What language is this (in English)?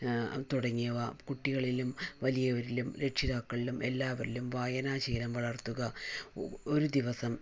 Malayalam